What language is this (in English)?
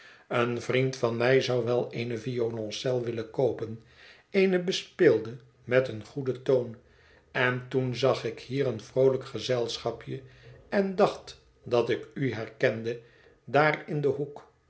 Dutch